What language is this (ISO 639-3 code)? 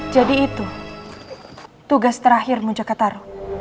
ind